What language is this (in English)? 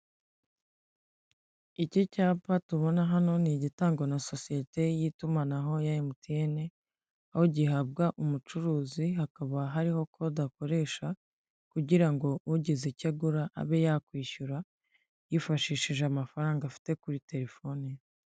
Kinyarwanda